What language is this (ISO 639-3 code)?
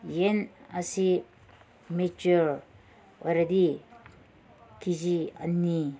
mni